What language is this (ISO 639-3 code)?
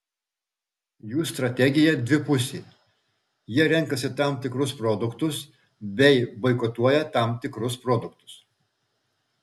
lit